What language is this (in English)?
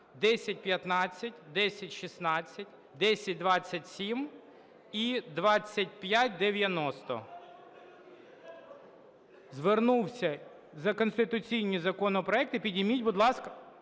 Ukrainian